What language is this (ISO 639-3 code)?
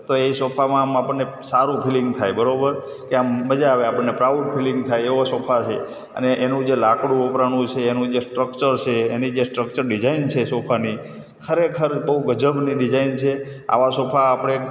guj